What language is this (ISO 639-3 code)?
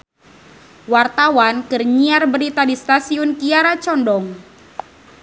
sun